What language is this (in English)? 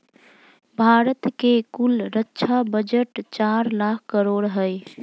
Magahi